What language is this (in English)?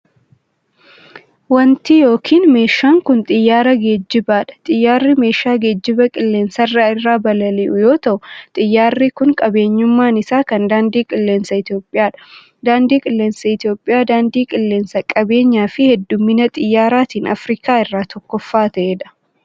Oromo